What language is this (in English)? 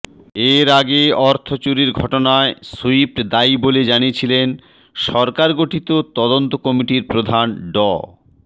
Bangla